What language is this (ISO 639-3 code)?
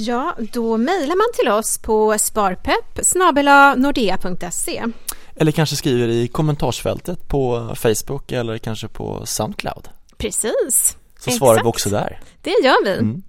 swe